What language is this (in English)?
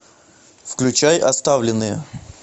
Russian